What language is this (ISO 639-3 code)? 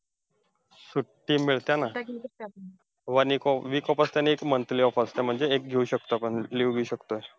mar